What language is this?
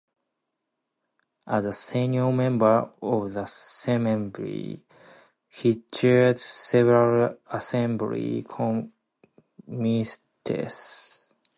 English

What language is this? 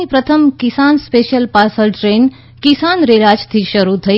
Gujarati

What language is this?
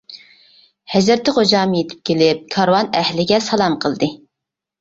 Uyghur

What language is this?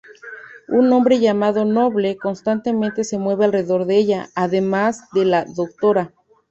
Spanish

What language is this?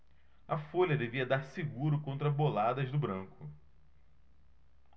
Portuguese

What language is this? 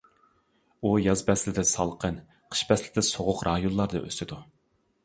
Uyghur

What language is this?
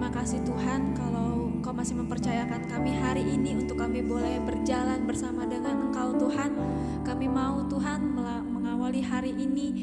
Indonesian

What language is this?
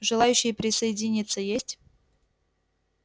Russian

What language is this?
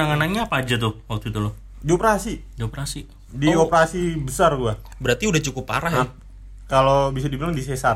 Indonesian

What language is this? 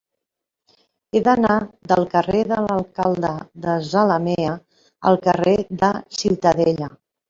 Catalan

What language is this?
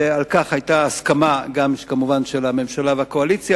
Hebrew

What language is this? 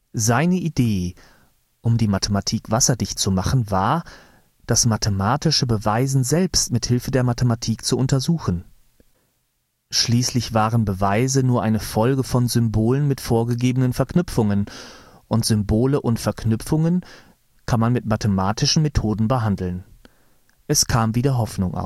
German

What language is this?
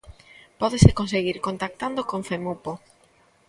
Galician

